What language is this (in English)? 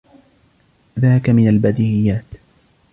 Arabic